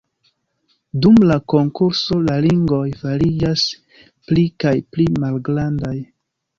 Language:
Esperanto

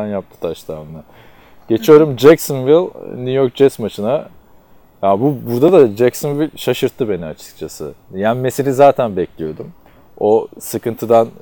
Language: Turkish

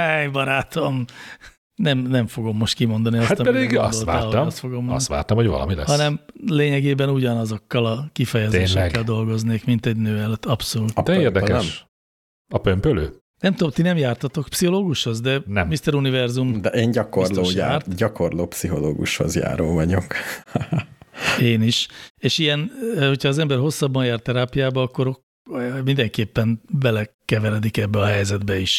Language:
Hungarian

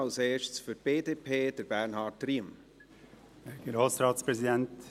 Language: Swiss German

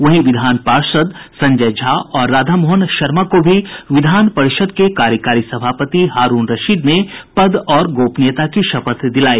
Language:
Hindi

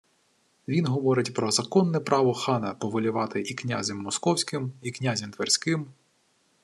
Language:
Ukrainian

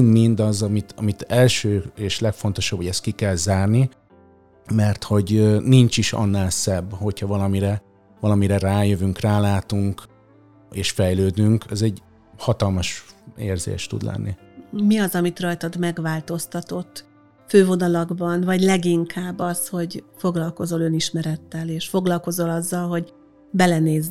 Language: Hungarian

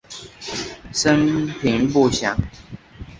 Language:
Chinese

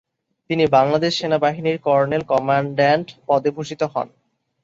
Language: Bangla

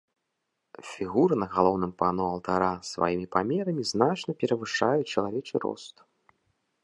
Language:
Belarusian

